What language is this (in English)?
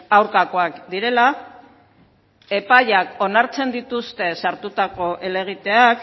Basque